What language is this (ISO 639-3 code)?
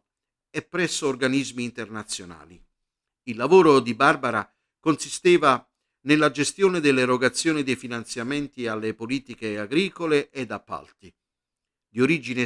ita